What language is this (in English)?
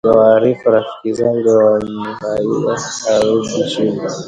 Swahili